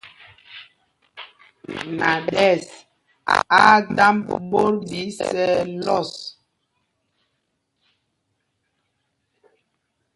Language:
Mpumpong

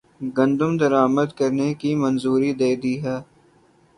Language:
Urdu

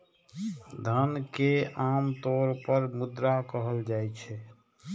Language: Maithili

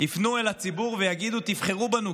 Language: Hebrew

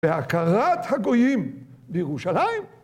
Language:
Hebrew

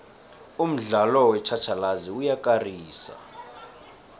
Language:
South Ndebele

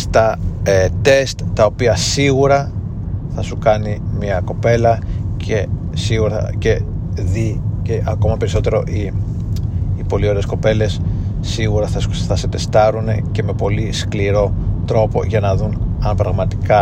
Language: Greek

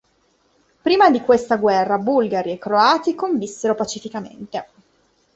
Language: Italian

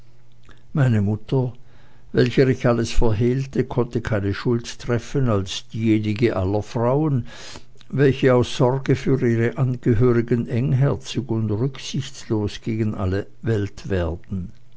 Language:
German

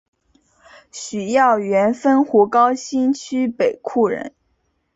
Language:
Chinese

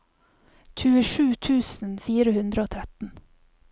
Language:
Norwegian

